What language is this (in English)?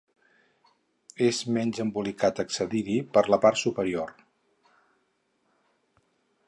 Catalan